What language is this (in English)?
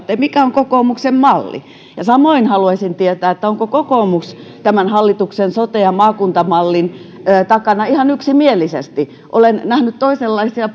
Finnish